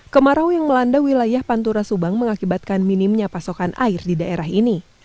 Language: Indonesian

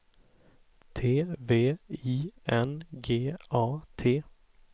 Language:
Swedish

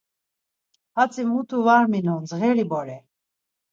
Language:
Laz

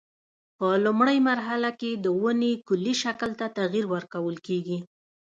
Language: Pashto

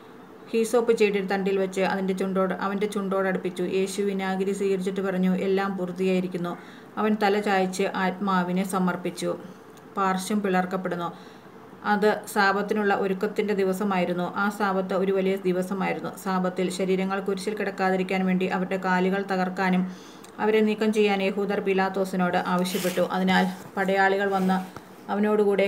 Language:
Malayalam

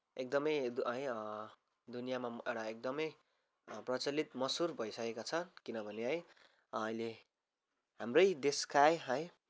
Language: Nepali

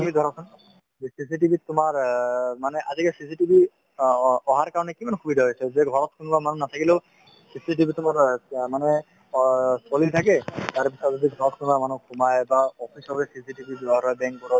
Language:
Assamese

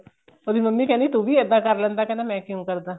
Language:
Punjabi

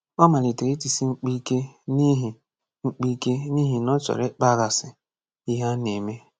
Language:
Igbo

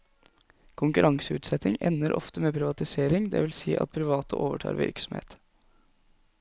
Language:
Norwegian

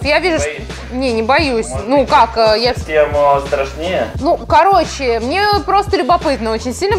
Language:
Russian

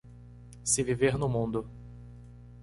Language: Portuguese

